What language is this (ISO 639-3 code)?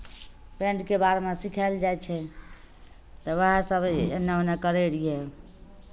mai